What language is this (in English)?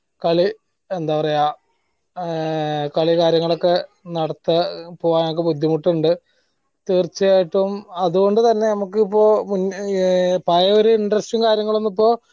Malayalam